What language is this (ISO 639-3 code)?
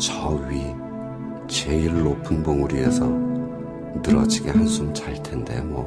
kor